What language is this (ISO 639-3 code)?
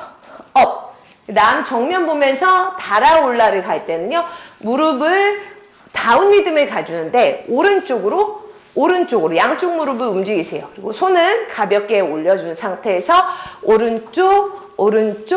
kor